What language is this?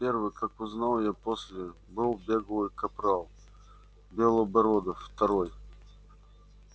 Russian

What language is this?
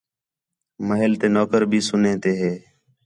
Khetrani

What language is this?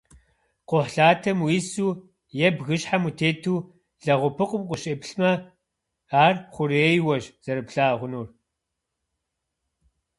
Kabardian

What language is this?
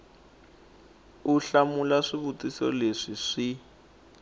Tsonga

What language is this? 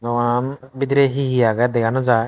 Chakma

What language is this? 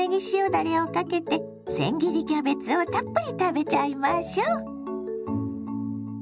Japanese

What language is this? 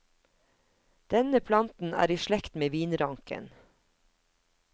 Norwegian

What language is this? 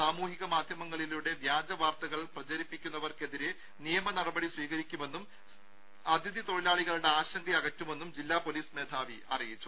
Malayalam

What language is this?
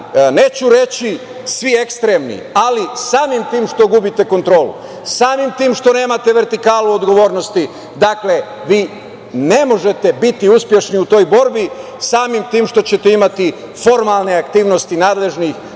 Serbian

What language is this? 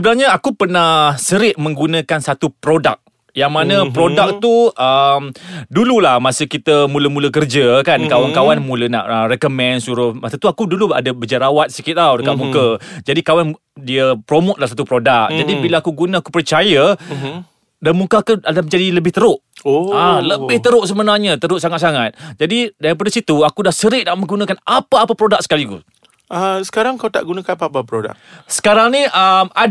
Malay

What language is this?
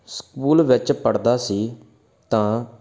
Punjabi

